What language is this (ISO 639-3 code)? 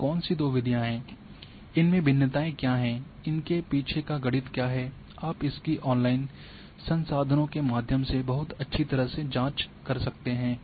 hin